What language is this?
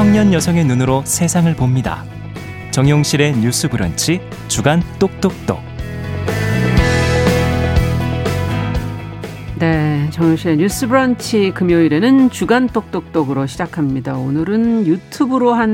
Korean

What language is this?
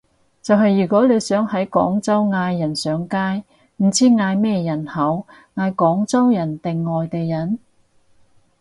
Cantonese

